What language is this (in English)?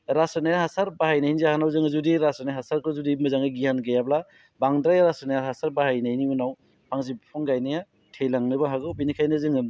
Bodo